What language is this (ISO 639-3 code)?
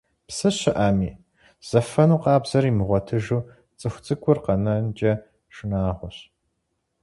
kbd